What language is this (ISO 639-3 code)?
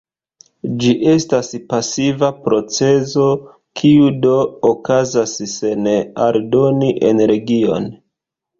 epo